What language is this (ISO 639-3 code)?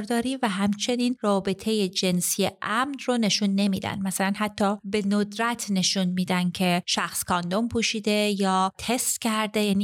fas